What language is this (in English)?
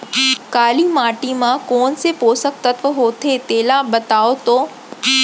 Chhattisgarhi